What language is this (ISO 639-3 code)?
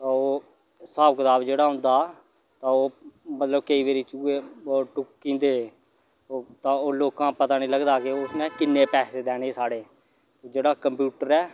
doi